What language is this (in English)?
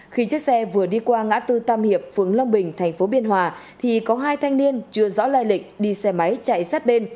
Vietnamese